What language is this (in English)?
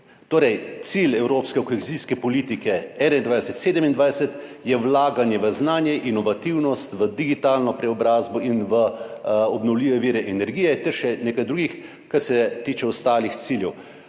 Slovenian